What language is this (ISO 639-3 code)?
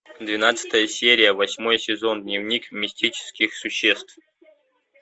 rus